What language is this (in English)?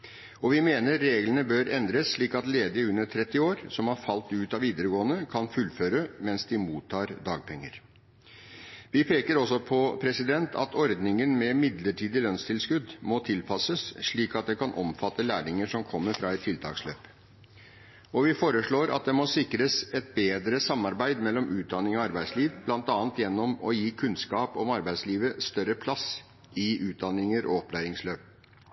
Norwegian Bokmål